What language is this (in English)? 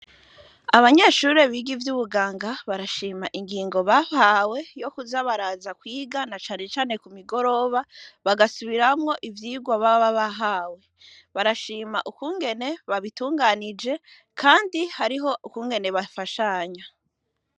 Rundi